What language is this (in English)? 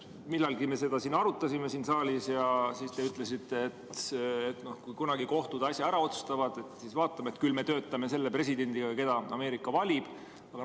Estonian